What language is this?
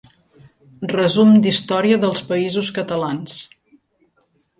Catalan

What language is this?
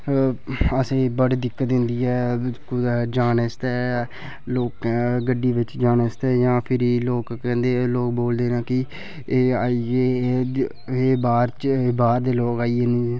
Dogri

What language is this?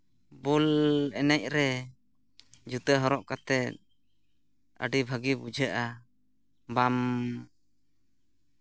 Santali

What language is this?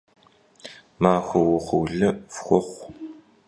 Kabardian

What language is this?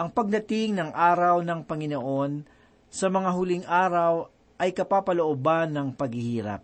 Filipino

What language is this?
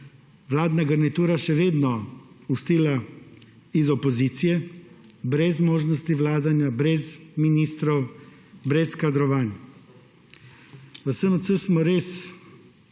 Slovenian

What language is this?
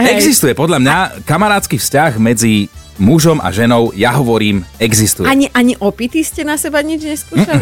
Slovak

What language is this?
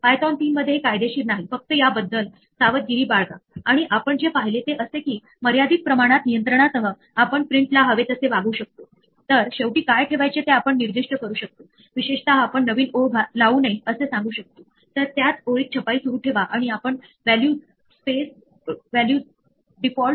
Marathi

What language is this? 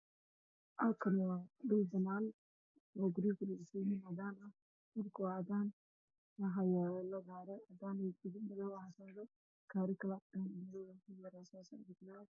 Somali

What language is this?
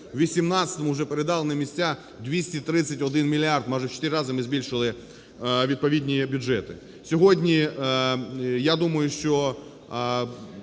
Ukrainian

